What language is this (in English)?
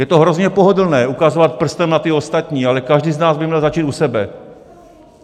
Czech